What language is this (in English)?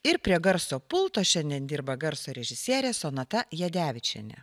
Lithuanian